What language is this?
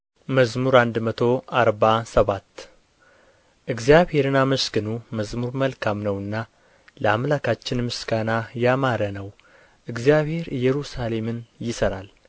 Amharic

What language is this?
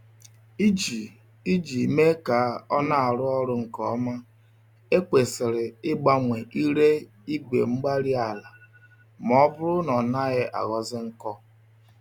Igbo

